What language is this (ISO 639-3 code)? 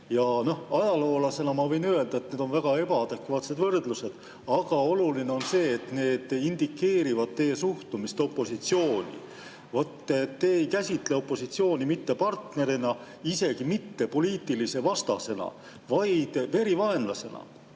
est